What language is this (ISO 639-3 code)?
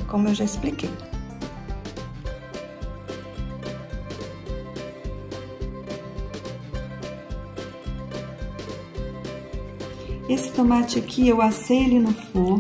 por